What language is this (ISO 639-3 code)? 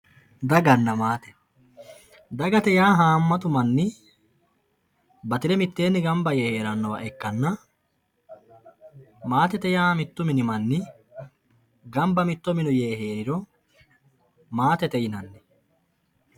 sid